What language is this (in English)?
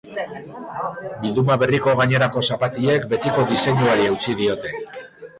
Basque